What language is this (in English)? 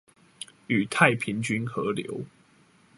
Chinese